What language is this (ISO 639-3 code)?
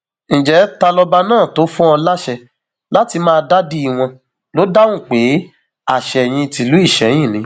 yor